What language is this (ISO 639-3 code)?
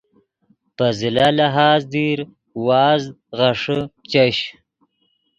ydg